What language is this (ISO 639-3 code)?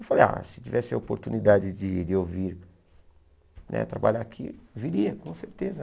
por